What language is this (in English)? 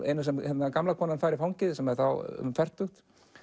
Icelandic